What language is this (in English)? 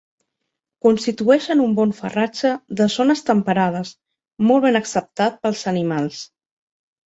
Catalan